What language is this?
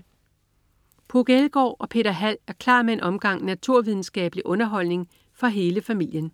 Danish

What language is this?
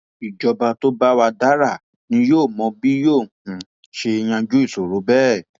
Yoruba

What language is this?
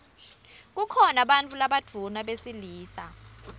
Swati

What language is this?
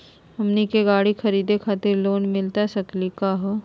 Magahi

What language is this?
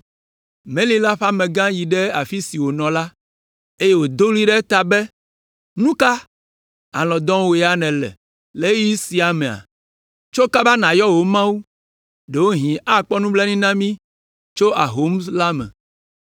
Ewe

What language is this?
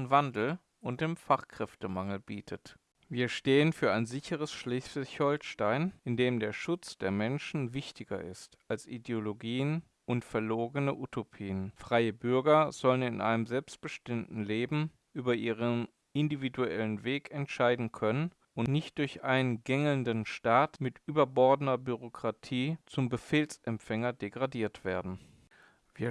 German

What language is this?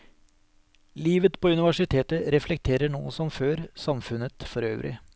Norwegian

